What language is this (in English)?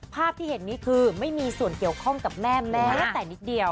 Thai